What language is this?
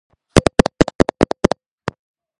Georgian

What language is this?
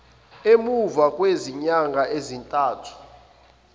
Zulu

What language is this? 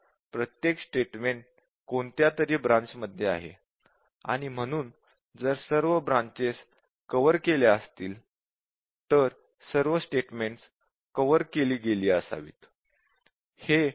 Marathi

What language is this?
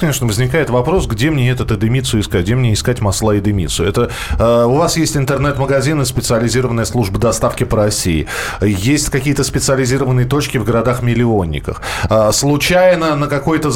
Russian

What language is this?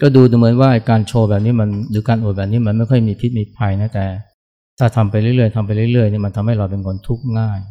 Thai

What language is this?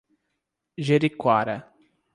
Portuguese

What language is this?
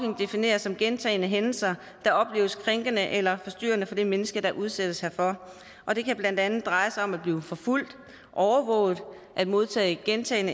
Danish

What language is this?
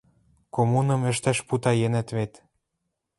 Western Mari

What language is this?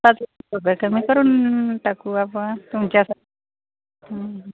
Marathi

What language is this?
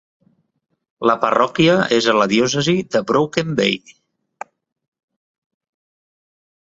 Catalan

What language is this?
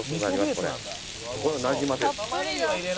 Japanese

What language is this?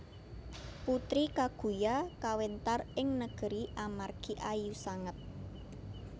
Javanese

